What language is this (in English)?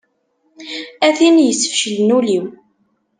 Kabyle